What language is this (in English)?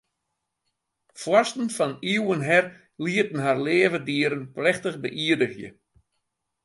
Western Frisian